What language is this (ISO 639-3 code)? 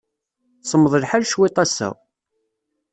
kab